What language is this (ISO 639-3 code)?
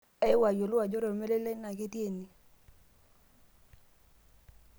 mas